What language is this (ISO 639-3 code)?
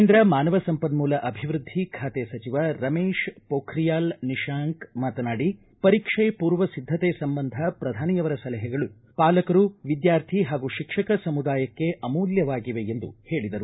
kan